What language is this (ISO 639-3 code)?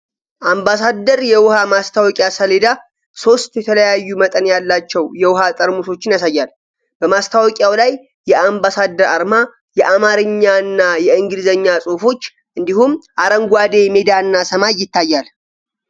amh